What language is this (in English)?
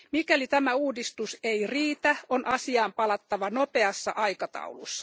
Finnish